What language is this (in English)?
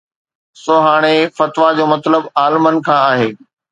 Sindhi